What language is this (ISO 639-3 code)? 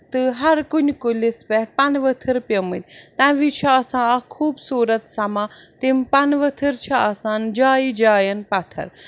kas